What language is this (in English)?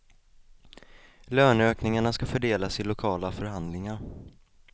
Swedish